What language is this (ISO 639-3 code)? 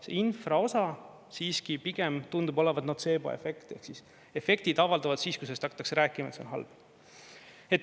est